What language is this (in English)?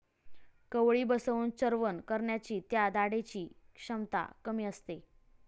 Marathi